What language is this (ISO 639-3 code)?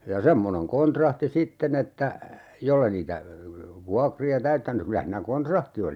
fin